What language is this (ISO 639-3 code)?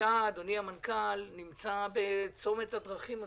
heb